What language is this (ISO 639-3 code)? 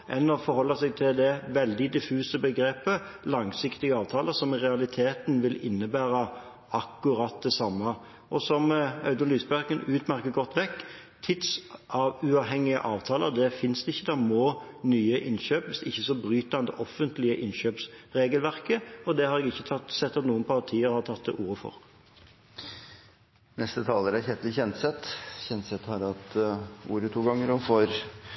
nob